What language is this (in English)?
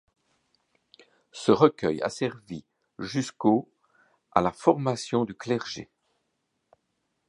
French